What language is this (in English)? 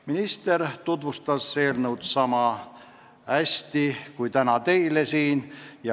Estonian